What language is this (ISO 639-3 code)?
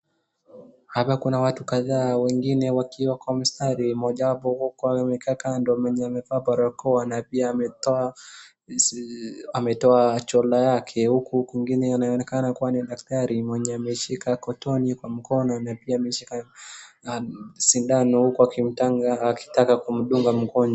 swa